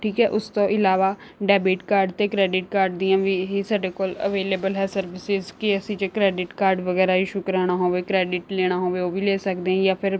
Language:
Punjabi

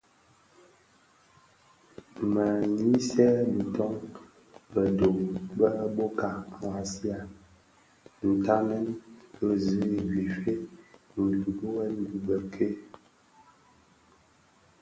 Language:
Bafia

